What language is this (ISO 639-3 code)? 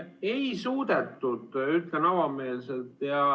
est